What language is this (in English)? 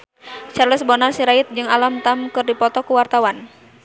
Sundanese